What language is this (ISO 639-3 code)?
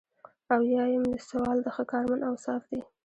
pus